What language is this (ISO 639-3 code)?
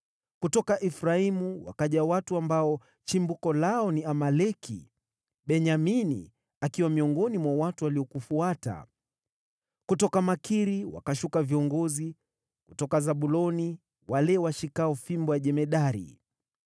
swa